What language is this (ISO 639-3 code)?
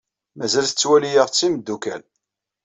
kab